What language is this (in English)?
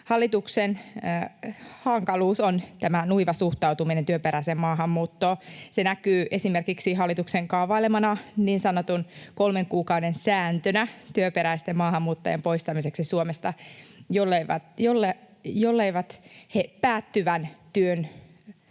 Finnish